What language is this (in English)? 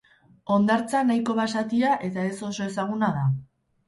Basque